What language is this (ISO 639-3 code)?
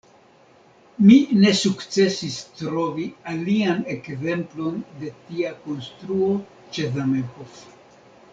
epo